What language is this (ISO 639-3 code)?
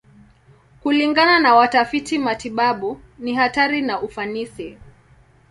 swa